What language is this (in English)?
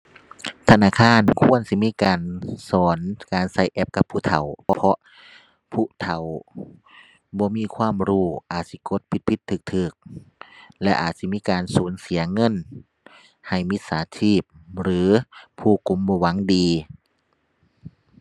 Thai